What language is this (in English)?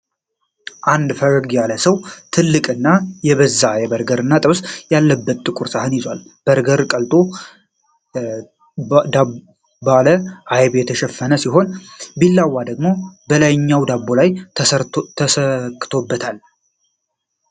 Amharic